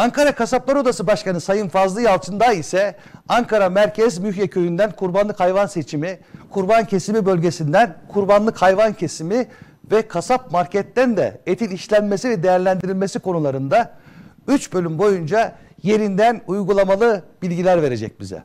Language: Turkish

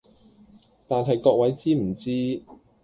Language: Cantonese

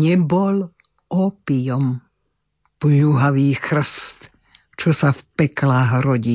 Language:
Slovak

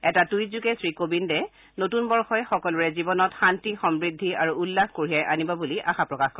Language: Assamese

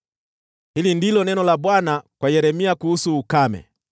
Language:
Swahili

